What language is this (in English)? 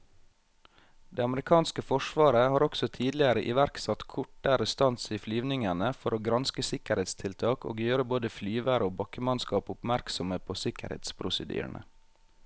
Norwegian